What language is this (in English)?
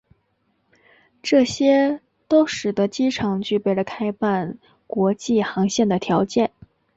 Chinese